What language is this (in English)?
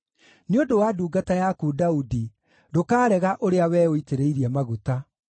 Kikuyu